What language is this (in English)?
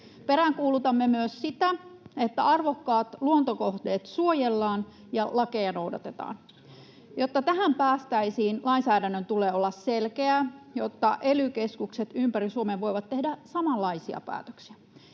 Finnish